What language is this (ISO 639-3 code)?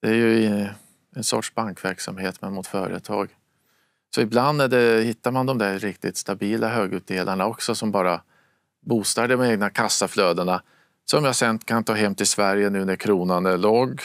swe